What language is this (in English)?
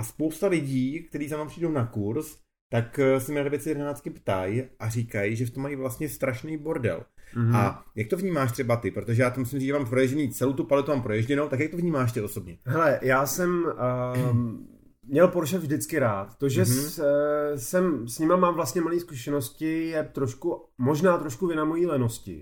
Czech